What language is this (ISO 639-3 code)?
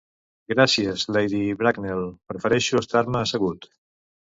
cat